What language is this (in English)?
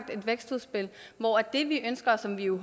Danish